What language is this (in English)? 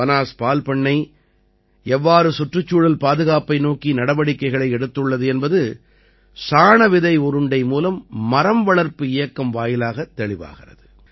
Tamil